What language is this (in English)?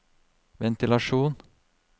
Norwegian